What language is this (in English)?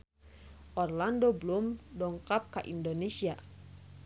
Sundanese